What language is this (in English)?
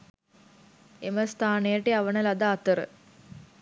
Sinhala